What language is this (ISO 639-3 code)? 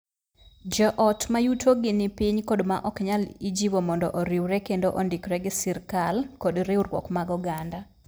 luo